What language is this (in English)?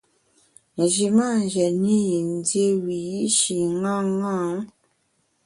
Bamun